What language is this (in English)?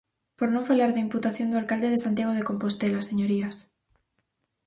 Galician